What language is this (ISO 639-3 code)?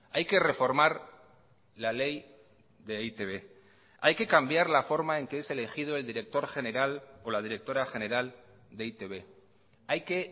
spa